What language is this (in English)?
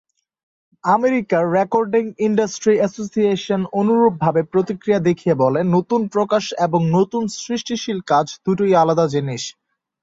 Bangla